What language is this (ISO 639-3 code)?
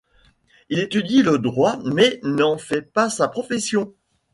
fra